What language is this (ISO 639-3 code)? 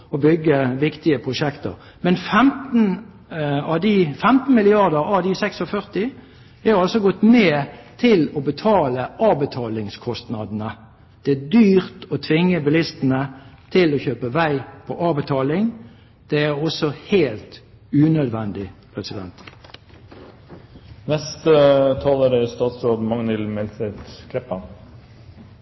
nob